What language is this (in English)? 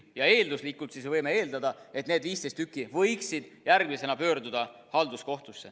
Estonian